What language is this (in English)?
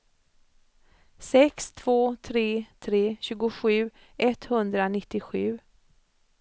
Swedish